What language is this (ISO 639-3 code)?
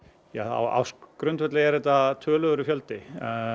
isl